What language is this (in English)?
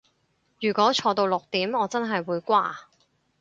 Cantonese